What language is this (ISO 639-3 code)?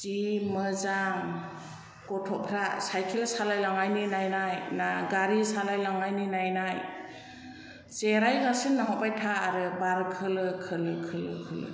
brx